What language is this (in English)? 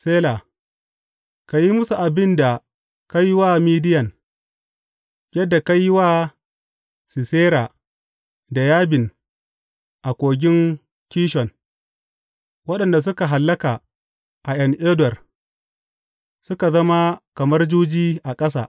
Hausa